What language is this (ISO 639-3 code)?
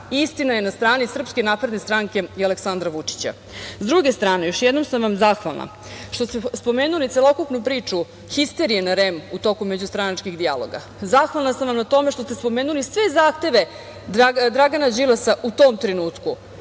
srp